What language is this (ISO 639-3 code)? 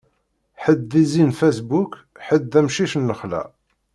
kab